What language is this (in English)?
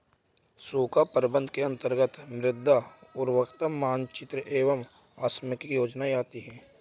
Hindi